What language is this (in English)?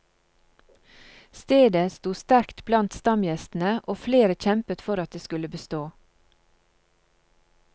Norwegian